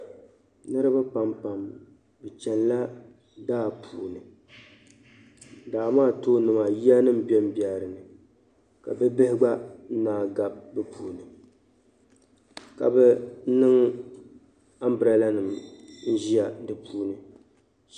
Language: Dagbani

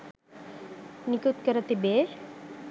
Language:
Sinhala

